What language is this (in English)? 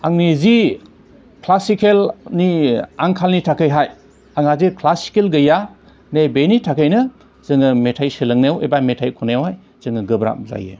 Bodo